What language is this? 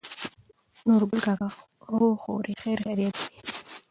Pashto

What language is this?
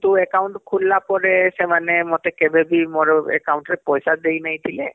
Odia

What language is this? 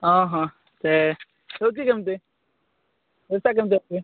Odia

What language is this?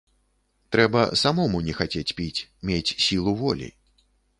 Belarusian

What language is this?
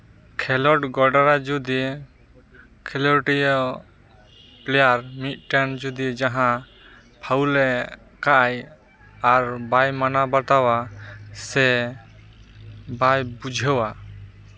Santali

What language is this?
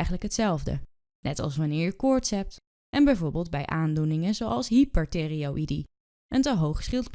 Dutch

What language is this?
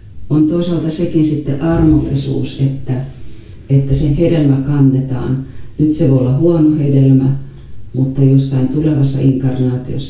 Finnish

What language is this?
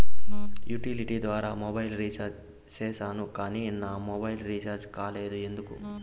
Telugu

